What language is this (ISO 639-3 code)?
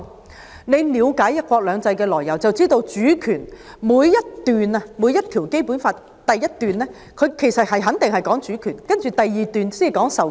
yue